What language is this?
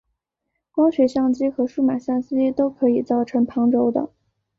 Chinese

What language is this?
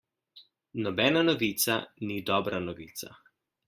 Slovenian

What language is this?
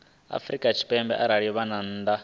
Venda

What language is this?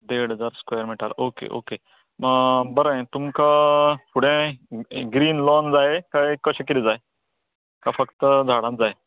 Konkani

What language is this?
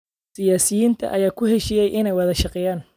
Somali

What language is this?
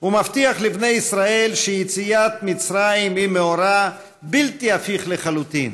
Hebrew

